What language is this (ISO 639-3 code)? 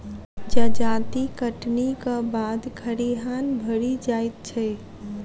mai